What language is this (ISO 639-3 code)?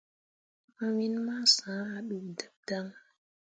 mua